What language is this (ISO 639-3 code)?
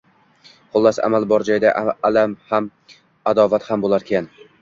uzb